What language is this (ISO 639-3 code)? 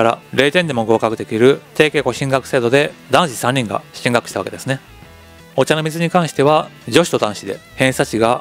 jpn